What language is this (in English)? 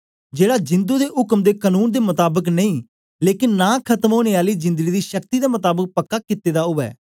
Dogri